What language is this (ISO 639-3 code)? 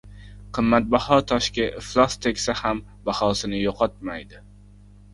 uzb